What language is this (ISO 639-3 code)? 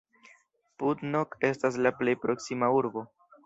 epo